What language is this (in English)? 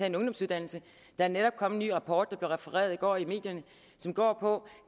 Danish